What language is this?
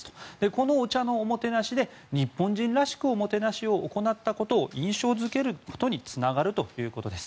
Japanese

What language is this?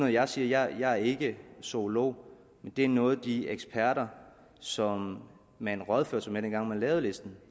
Danish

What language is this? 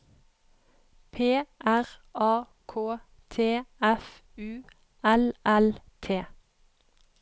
Norwegian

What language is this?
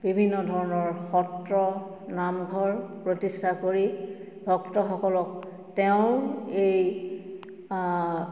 Assamese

